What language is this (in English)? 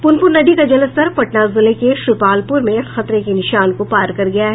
Hindi